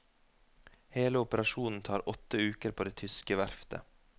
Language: Norwegian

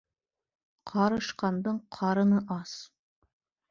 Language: Bashkir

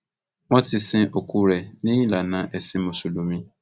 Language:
Yoruba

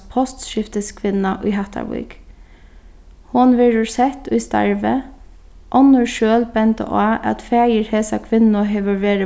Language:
Faroese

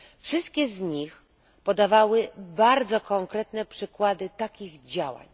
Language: Polish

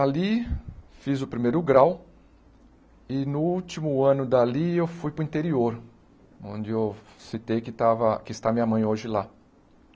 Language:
Portuguese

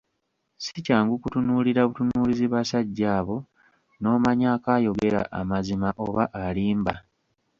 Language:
Ganda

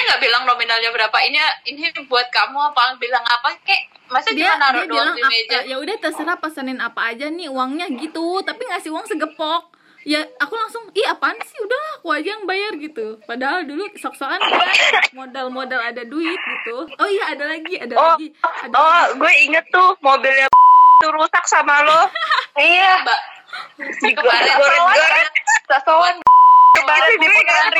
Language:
Indonesian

